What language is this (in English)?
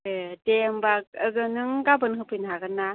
Bodo